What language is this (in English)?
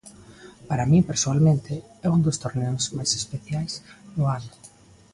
Galician